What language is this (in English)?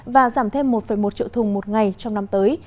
Vietnamese